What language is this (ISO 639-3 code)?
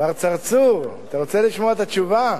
heb